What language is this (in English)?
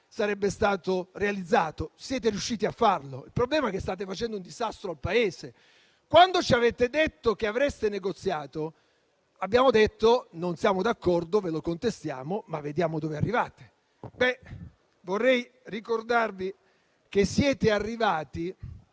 Italian